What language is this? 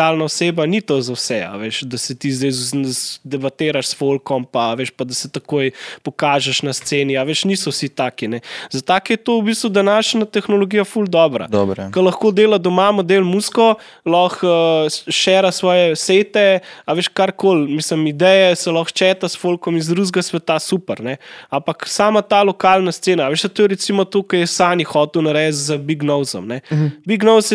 Slovak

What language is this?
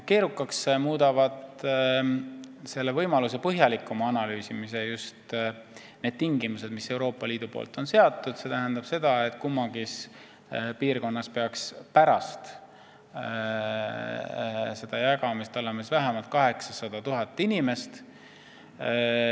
Estonian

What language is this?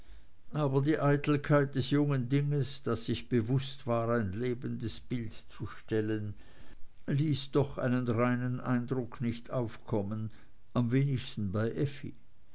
German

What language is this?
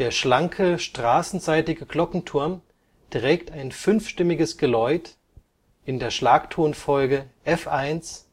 German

